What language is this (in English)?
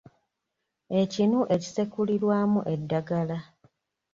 Ganda